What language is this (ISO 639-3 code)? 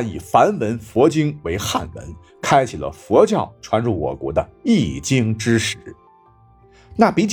zho